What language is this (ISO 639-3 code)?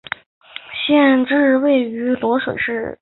zho